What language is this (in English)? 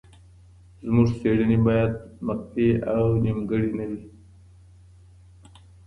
Pashto